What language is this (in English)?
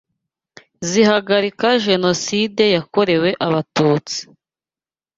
Kinyarwanda